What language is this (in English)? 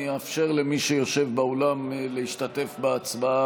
Hebrew